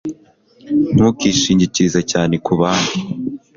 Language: Kinyarwanda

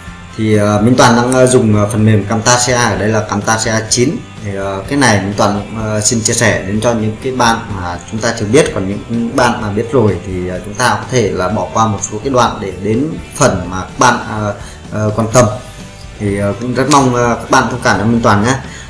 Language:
Vietnamese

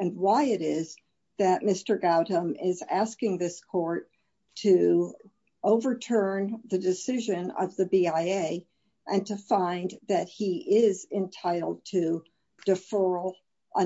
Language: English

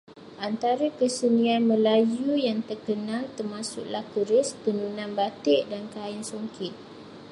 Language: Malay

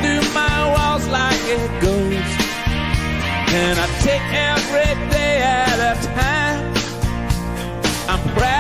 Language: Spanish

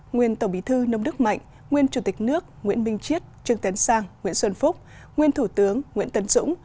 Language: Vietnamese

